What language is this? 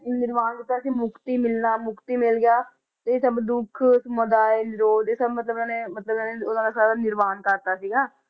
Punjabi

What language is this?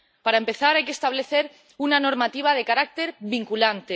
Spanish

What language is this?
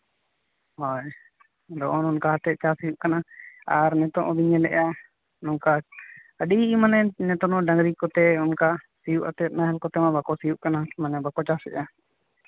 Santali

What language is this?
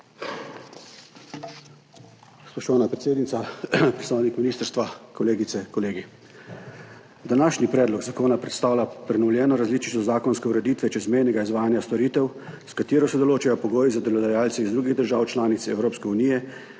Slovenian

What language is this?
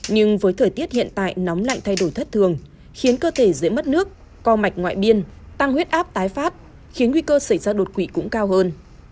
Vietnamese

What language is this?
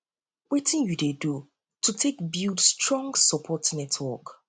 Nigerian Pidgin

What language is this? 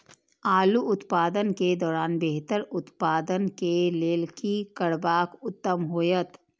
Maithili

